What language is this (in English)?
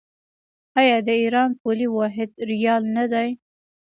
Pashto